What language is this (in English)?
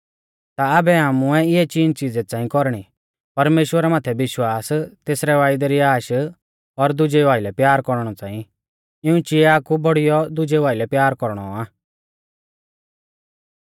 Mahasu Pahari